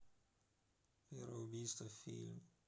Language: Russian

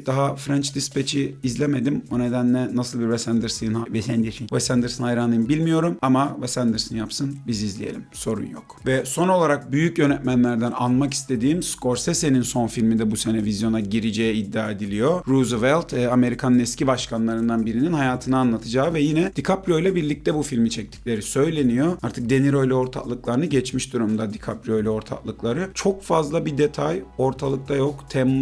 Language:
Turkish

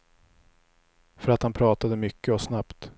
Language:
Swedish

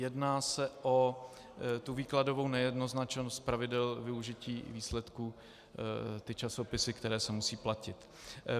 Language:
Czech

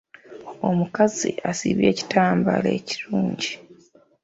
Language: Ganda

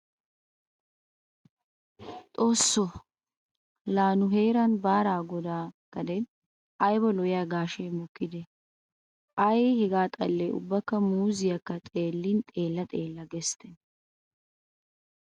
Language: Wolaytta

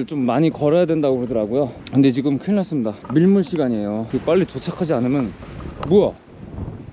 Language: Korean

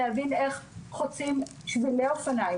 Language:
Hebrew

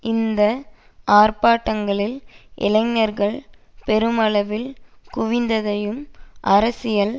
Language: Tamil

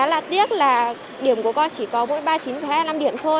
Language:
Vietnamese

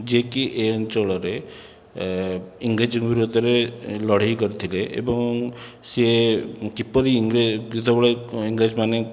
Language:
Odia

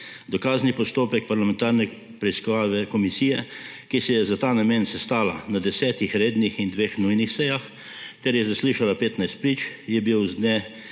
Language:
Slovenian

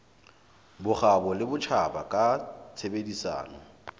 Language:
Southern Sotho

